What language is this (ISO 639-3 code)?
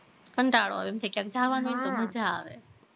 guj